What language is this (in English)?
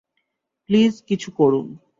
Bangla